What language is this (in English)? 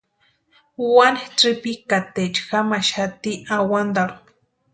Western Highland Purepecha